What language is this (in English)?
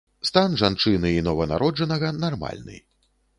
Belarusian